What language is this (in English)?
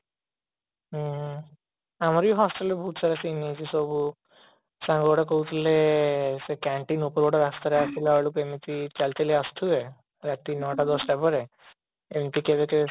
Odia